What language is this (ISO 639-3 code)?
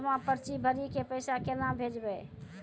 mai